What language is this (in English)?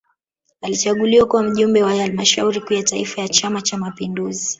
Swahili